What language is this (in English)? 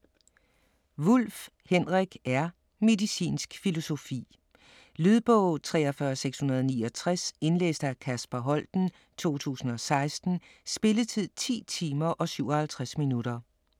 Danish